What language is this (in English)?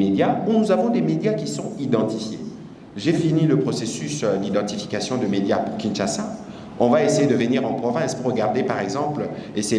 French